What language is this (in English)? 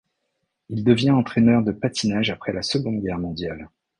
French